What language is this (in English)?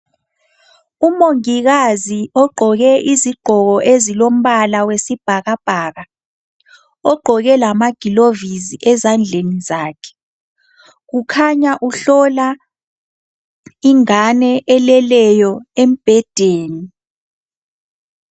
North Ndebele